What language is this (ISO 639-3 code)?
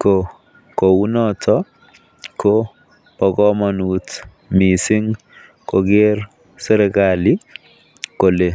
kln